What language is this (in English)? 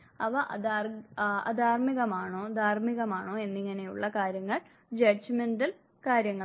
Malayalam